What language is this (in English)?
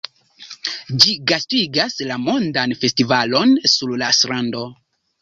Esperanto